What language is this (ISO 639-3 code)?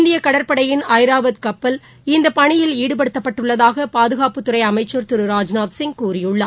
tam